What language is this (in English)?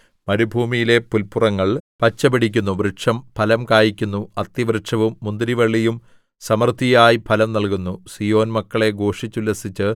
Malayalam